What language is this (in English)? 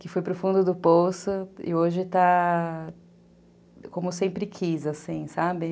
Portuguese